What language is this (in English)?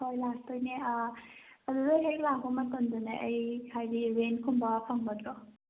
Manipuri